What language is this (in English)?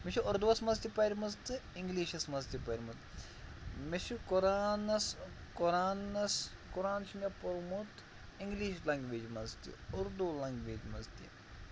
Kashmiri